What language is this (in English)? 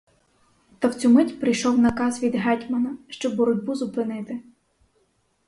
Ukrainian